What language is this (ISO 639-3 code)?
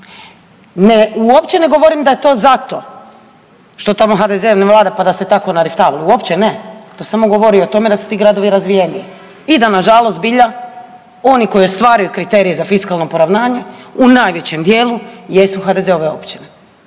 hrv